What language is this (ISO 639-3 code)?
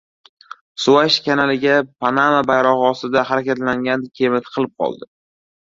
uzb